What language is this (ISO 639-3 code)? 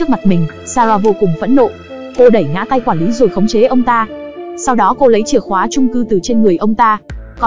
vie